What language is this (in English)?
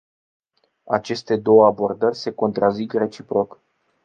Romanian